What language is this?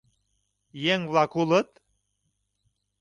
Mari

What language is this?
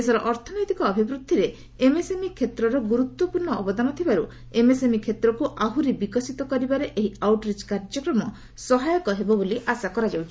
Odia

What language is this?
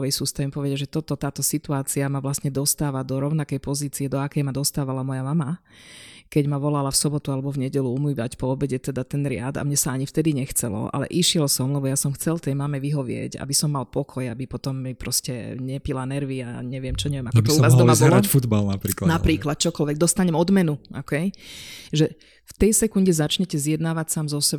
Slovak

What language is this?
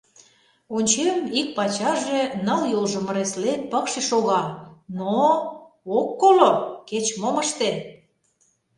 Mari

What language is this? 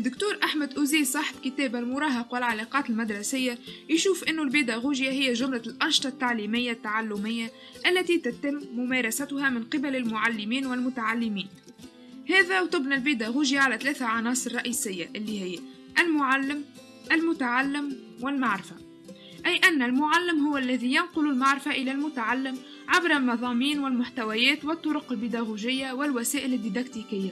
Arabic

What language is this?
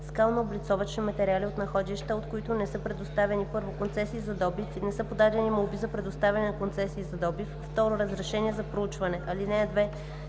Bulgarian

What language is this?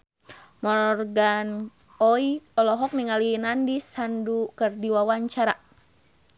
Sundanese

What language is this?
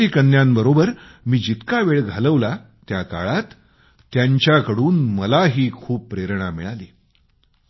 Marathi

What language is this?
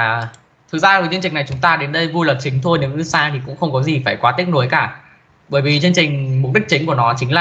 Vietnamese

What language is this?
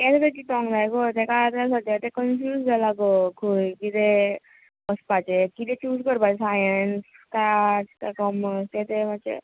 Konkani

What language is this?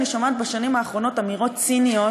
Hebrew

